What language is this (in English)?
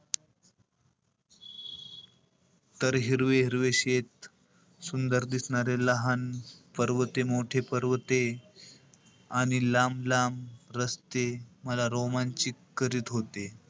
Marathi